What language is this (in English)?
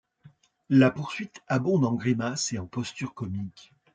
French